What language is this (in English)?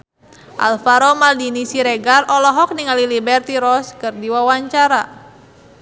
Sundanese